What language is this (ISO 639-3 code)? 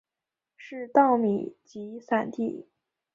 zho